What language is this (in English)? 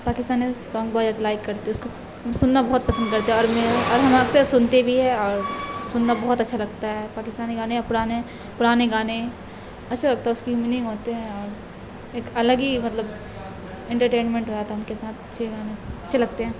Urdu